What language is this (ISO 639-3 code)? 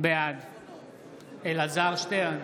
heb